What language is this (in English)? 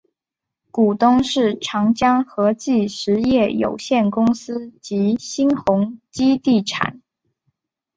Chinese